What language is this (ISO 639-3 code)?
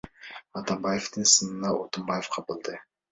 kir